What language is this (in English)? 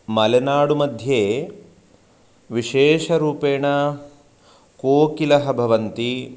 Sanskrit